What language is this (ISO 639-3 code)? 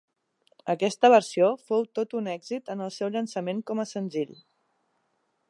cat